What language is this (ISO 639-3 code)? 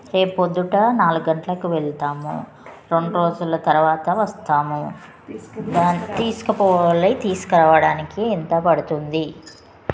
tel